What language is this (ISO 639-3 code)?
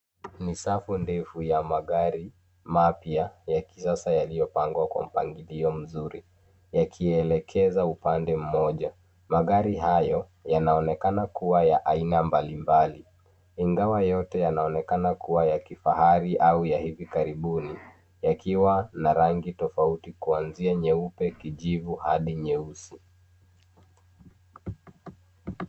swa